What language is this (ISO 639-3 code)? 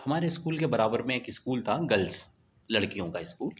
urd